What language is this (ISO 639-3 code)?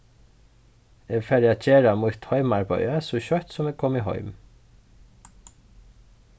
fao